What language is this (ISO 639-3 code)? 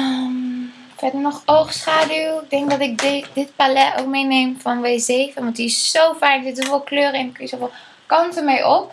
nld